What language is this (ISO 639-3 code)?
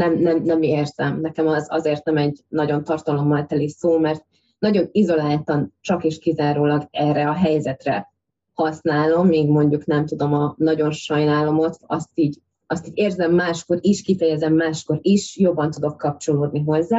hun